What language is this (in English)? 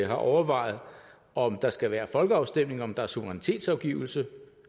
Danish